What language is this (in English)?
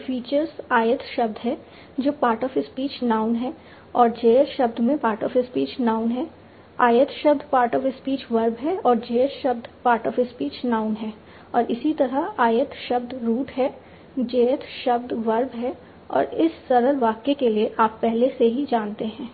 Hindi